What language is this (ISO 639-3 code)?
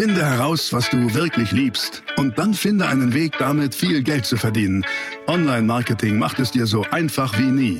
deu